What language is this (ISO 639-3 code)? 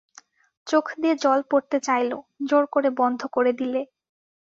ben